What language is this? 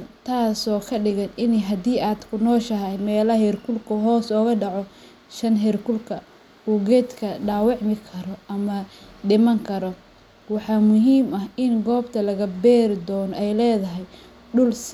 Somali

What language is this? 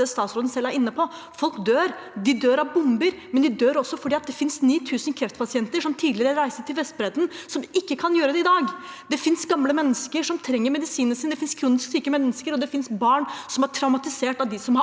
Norwegian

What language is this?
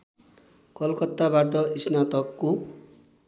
Nepali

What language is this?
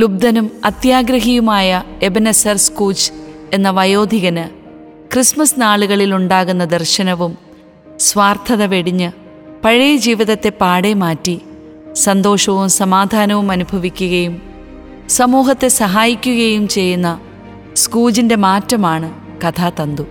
Malayalam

